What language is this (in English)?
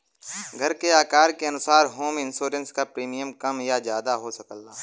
Bhojpuri